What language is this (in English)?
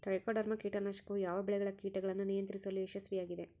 Kannada